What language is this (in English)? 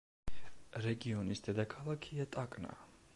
Georgian